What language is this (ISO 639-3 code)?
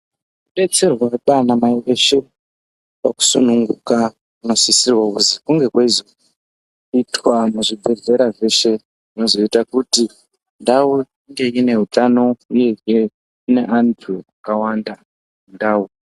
ndc